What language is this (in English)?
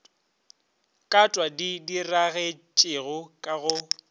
Northern Sotho